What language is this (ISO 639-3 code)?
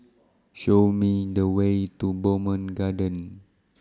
eng